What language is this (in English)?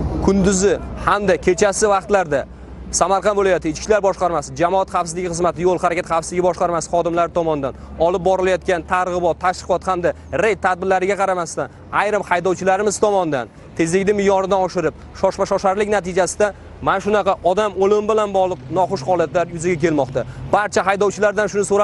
Turkish